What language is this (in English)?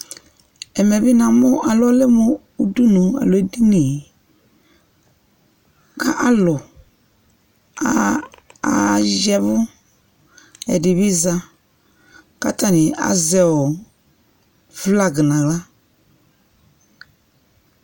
Ikposo